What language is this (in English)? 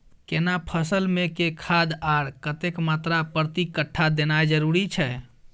Maithili